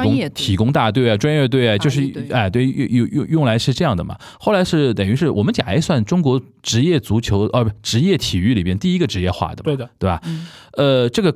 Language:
Chinese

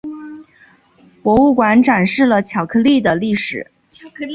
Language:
Chinese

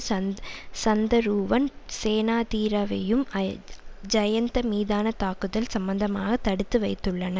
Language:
Tamil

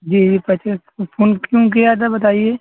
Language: Urdu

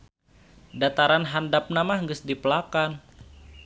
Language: Sundanese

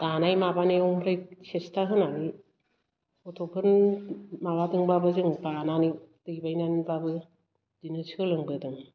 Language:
Bodo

